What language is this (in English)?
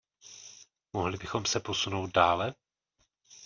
Czech